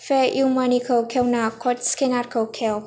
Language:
Bodo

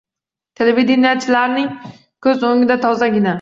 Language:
Uzbek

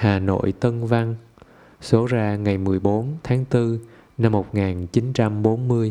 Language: Vietnamese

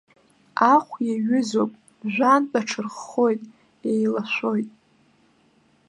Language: Abkhazian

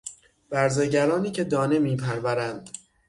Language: Persian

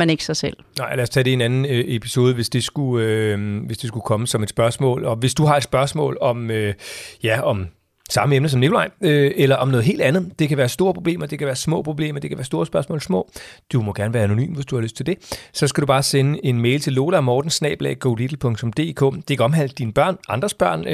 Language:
Danish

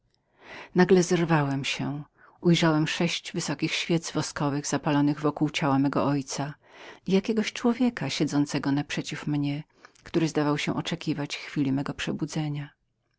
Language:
Polish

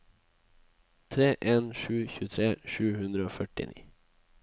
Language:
Norwegian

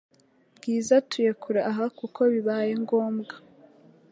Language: Kinyarwanda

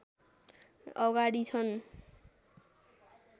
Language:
Nepali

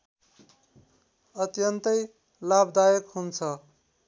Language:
Nepali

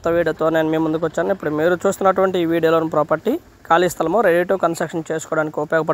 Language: Telugu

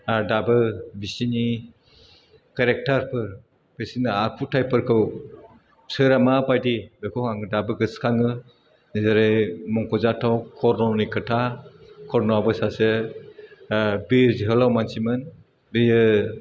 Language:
Bodo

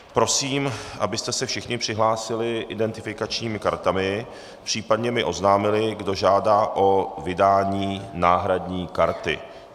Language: Czech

